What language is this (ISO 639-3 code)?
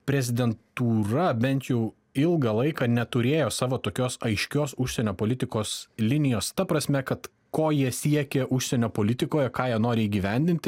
lit